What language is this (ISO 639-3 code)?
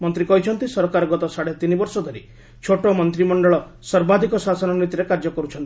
ori